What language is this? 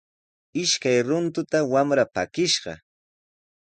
Sihuas Ancash Quechua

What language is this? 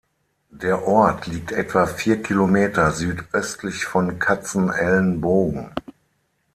German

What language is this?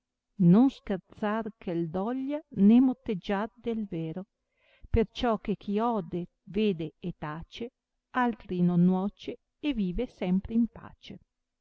Italian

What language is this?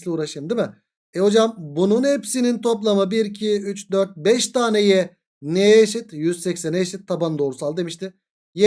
Turkish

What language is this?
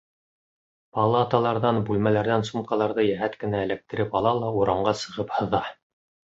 Bashkir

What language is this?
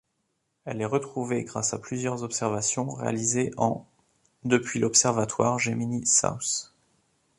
French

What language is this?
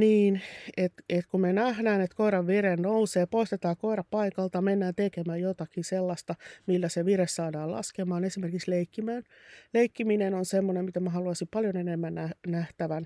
Finnish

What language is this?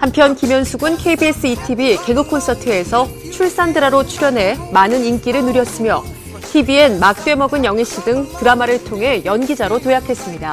Korean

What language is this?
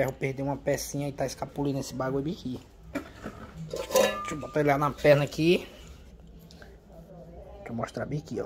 Portuguese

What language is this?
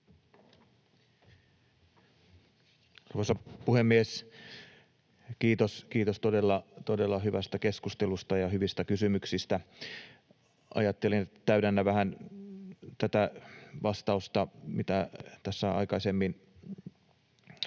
Finnish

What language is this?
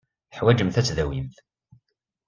Kabyle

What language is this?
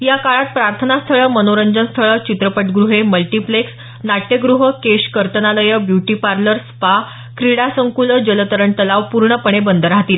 Marathi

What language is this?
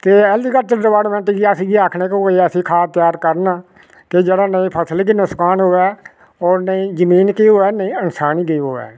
Dogri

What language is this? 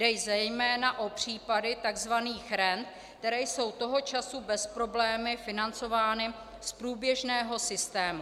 Czech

